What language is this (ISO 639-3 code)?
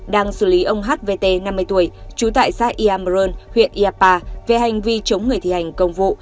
vie